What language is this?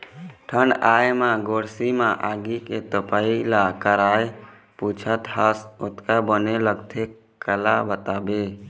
Chhattisgarhi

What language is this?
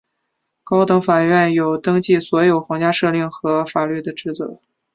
Chinese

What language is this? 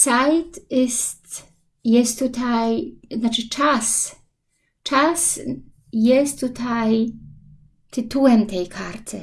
Polish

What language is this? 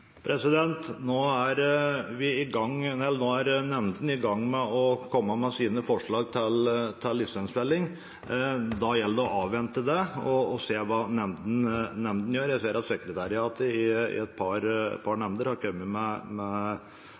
Norwegian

